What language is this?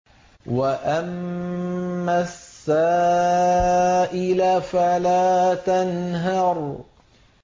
Arabic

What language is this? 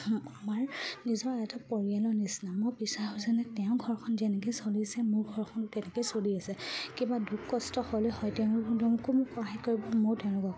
Assamese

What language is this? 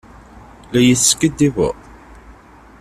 Kabyle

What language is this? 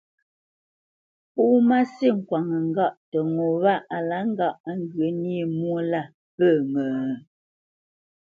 Bamenyam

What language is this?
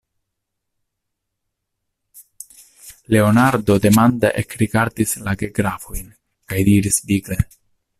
Esperanto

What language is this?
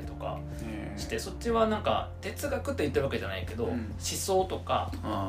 Japanese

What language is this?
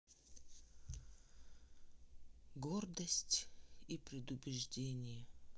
Russian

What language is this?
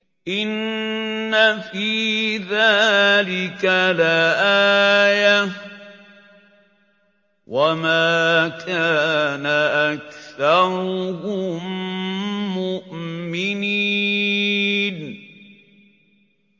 Arabic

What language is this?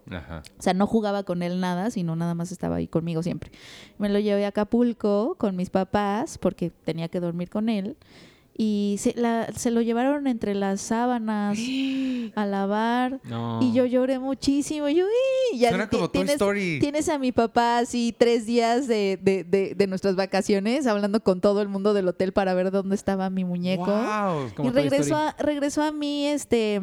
Spanish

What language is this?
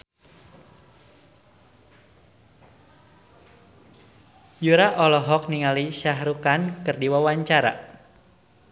Sundanese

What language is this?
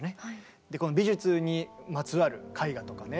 Japanese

